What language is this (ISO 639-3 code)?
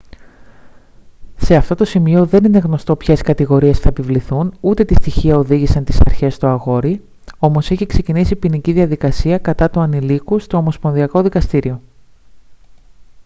ell